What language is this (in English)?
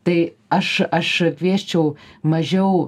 Lithuanian